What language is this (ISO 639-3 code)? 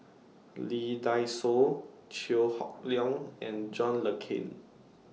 eng